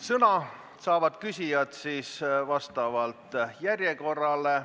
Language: Estonian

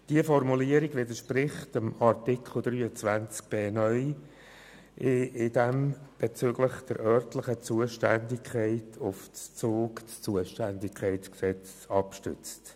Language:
Swiss German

